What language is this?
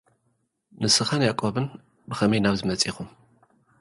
Tigrinya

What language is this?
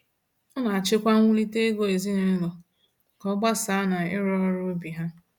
Igbo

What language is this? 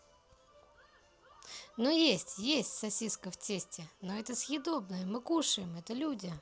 Russian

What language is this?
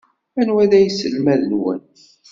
Kabyle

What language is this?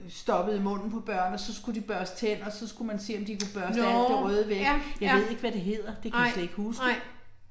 Danish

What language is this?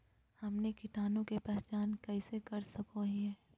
Magahi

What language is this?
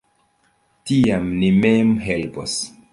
Esperanto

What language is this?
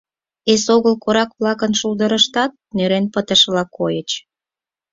Mari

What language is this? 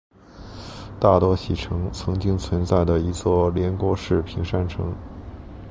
Chinese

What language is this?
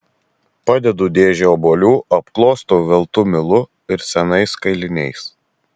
Lithuanian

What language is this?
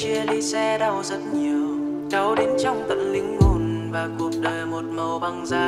Vietnamese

